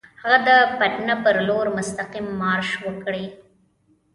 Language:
Pashto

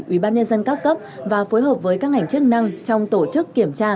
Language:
Vietnamese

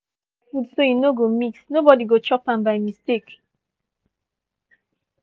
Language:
Nigerian Pidgin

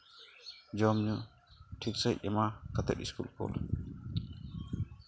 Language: Santali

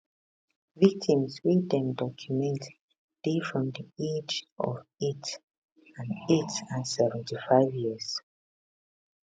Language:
Nigerian Pidgin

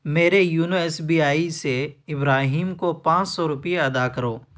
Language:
Urdu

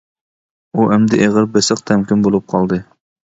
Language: Uyghur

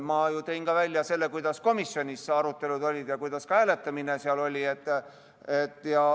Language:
Estonian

